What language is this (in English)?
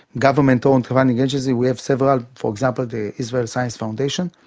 English